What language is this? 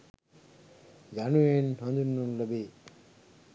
Sinhala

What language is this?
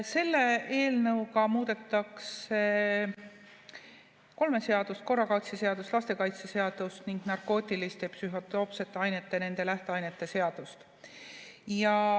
Estonian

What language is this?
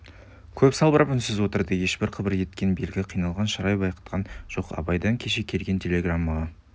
Kazakh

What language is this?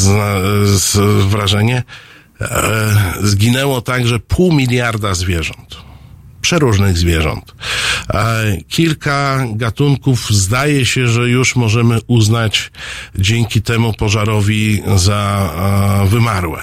Polish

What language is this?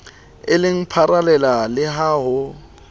Southern Sotho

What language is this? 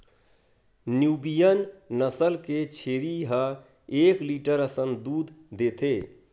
Chhattisgarhi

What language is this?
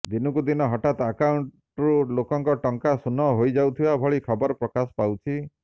Odia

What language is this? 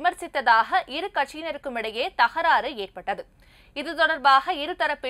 Romanian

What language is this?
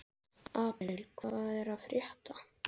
Icelandic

